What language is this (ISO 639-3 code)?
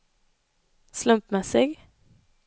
swe